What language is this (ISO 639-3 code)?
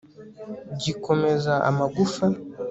kin